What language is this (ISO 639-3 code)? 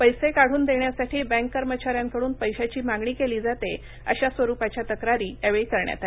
mar